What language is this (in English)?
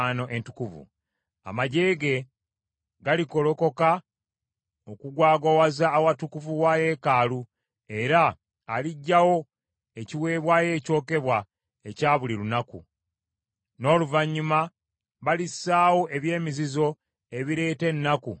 Ganda